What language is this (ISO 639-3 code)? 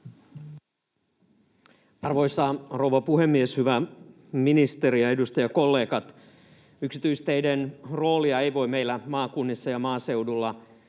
fin